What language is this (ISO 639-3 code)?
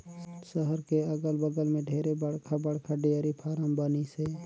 hne